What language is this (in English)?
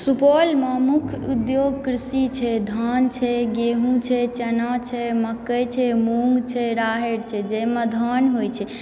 Maithili